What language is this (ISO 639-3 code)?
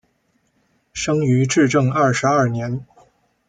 zho